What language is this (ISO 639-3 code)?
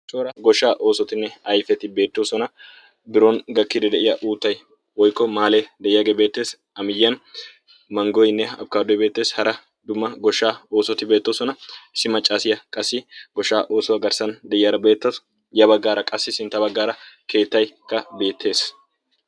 wal